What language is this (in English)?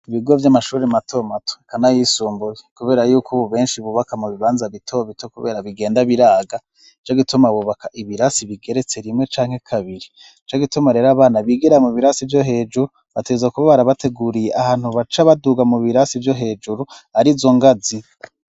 Rundi